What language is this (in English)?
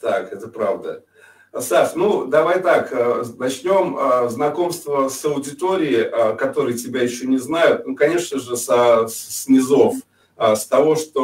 Russian